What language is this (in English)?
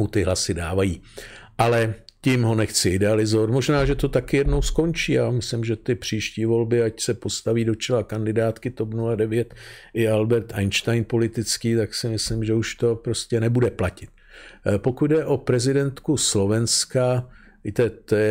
Czech